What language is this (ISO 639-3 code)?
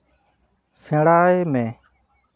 sat